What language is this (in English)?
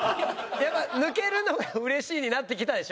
Japanese